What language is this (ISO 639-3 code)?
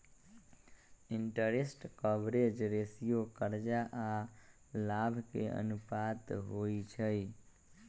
mag